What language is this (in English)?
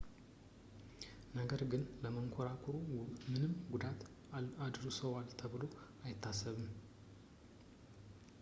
Amharic